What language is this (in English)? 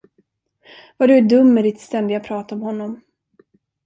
Swedish